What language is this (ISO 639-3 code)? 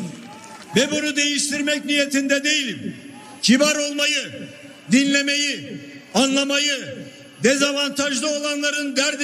tur